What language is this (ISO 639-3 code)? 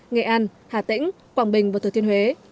vie